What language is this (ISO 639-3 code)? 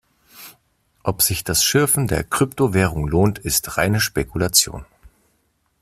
deu